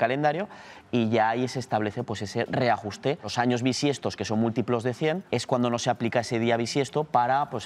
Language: Spanish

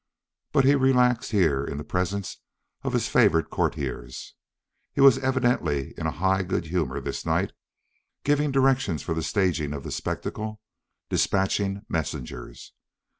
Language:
English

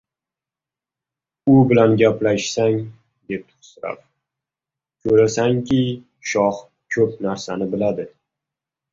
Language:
Uzbek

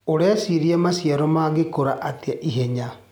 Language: Kikuyu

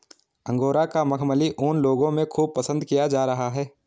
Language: Hindi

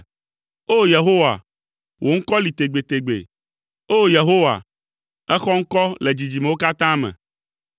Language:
Ewe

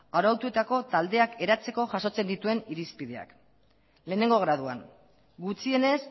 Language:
Basque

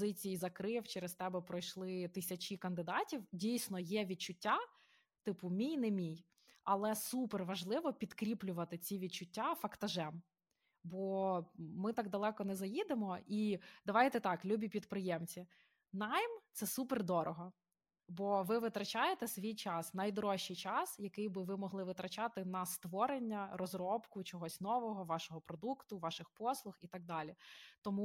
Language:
Ukrainian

